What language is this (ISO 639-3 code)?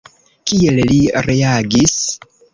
epo